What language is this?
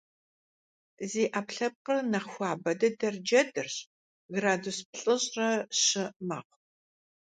Kabardian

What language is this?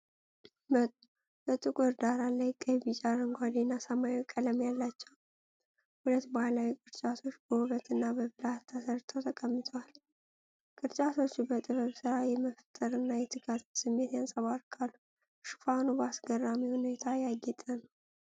Amharic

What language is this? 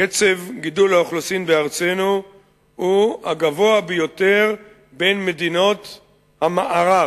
Hebrew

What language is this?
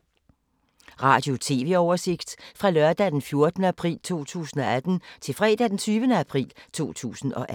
Danish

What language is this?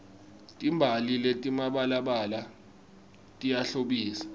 Swati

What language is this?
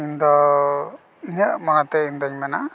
Santali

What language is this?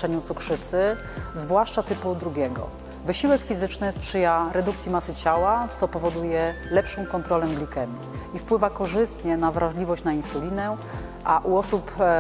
Polish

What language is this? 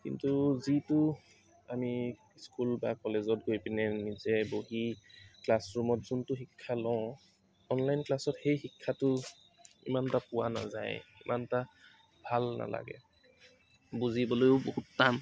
Assamese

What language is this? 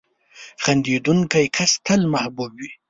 Pashto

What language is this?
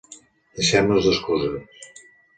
Catalan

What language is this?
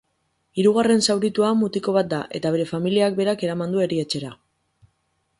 Basque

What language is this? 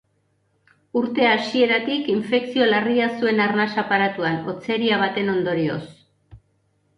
Basque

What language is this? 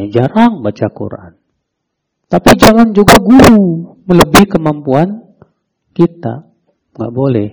Indonesian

